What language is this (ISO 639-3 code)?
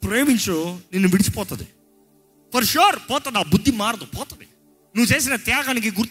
tel